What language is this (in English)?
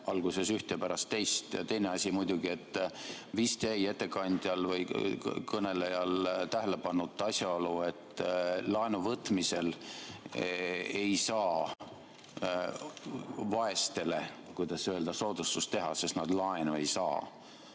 Estonian